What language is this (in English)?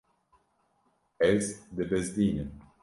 Kurdish